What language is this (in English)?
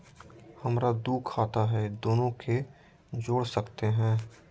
Magahi